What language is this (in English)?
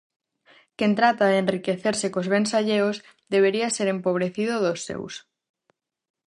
Galician